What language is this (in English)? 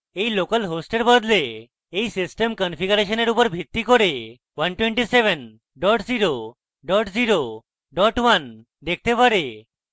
Bangla